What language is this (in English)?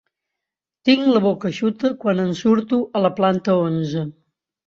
Catalan